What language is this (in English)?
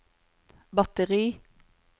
Norwegian